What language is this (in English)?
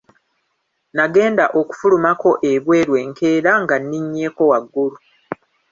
Ganda